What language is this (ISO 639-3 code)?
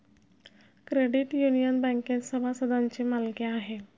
mar